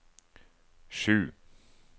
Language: Norwegian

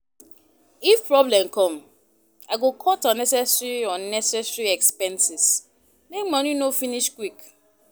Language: Nigerian Pidgin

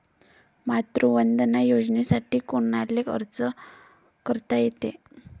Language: Marathi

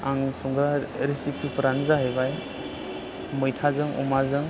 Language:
Bodo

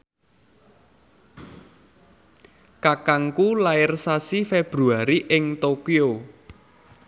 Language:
Javanese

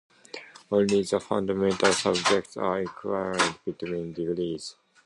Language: English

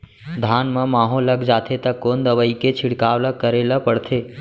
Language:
Chhattisgarhi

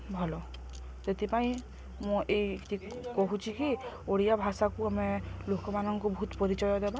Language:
Odia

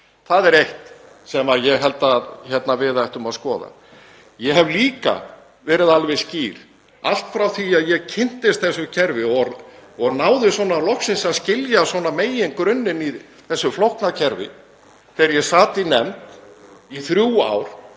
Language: Icelandic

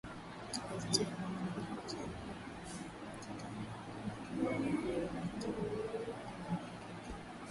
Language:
Swahili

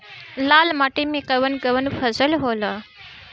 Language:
Bhojpuri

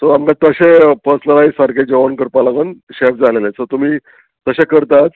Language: Konkani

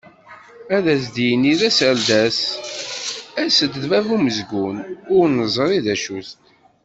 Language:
Kabyle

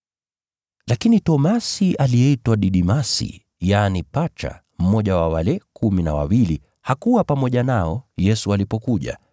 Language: Swahili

